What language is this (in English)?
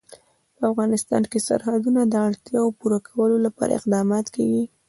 Pashto